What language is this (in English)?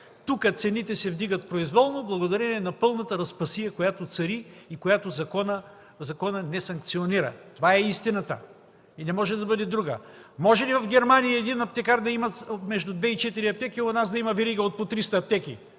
Bulgarian